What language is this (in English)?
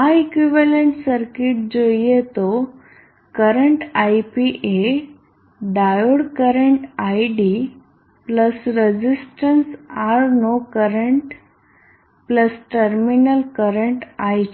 Gujarati